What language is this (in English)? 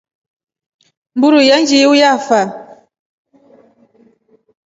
Rombo